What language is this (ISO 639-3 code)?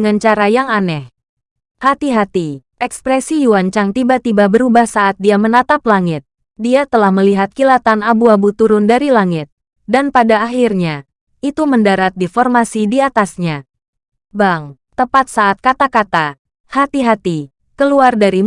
ind